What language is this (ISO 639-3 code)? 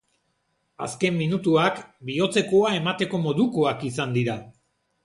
eus